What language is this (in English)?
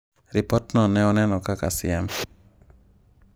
Luo (Kenya and Tanzania)